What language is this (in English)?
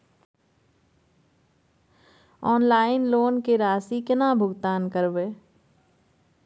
Maithili